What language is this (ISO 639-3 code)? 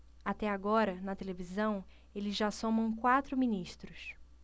por